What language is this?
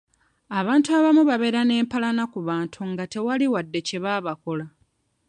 Ganda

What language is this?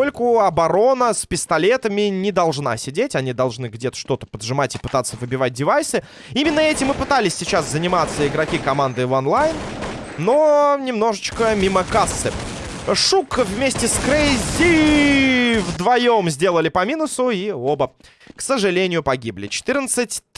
Russian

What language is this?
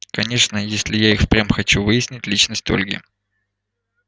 Russian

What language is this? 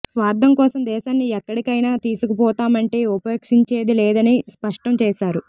Telugu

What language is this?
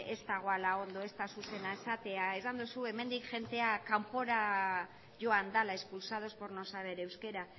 Basque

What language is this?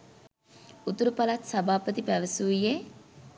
Sinhala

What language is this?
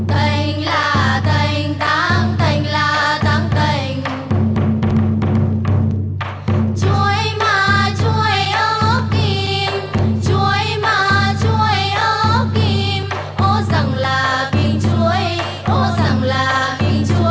Vietnamese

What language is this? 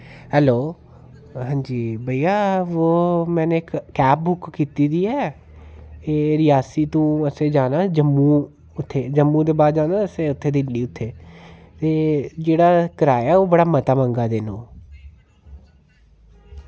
Dogri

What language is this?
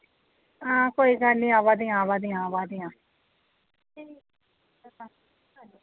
Dogri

